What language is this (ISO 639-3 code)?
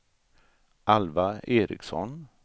swe